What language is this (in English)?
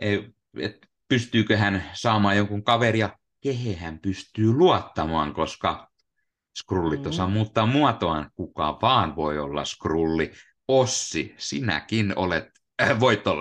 Finnish